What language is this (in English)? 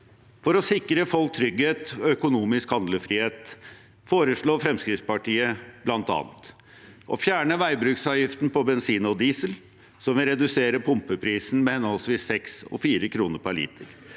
Norwegian